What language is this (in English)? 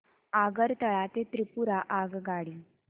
Marathi